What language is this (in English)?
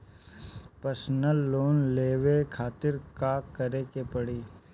Bhojpuri